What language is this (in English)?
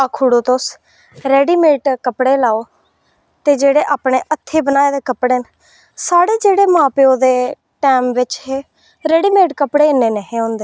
Dogri